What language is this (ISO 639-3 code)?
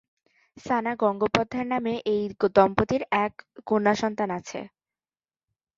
ben